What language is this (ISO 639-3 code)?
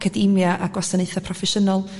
cym